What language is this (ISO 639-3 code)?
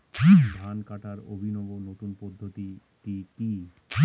ben